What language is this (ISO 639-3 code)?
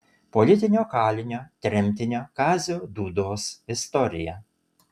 lit